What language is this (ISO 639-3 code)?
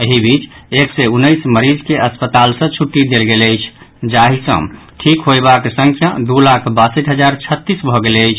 mai